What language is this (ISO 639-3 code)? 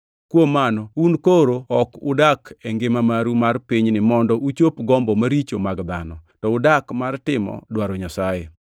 luo